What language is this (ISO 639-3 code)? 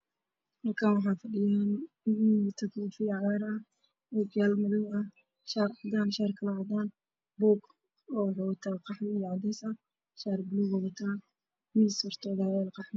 som